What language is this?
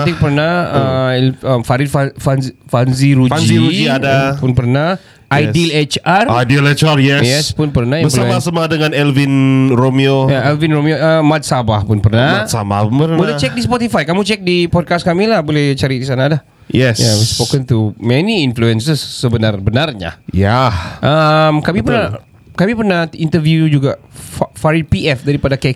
Malay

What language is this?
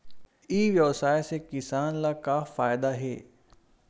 Chhattisgarhi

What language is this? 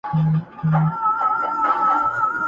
Pashto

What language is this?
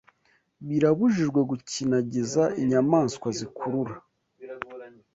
Kinyarwanda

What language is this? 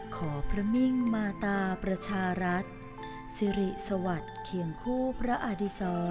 Thai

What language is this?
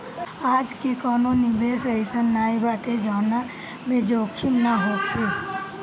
Bhojpuri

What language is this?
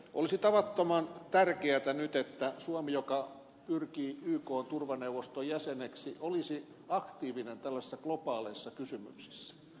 Finnish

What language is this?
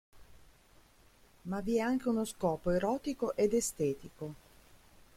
Italian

